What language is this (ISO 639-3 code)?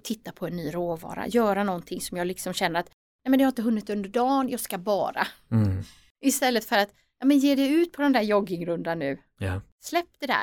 swe